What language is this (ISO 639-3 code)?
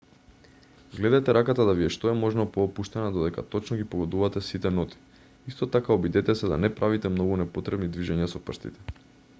mkd